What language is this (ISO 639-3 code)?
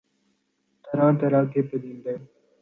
urd